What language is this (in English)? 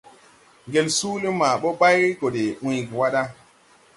Tupuri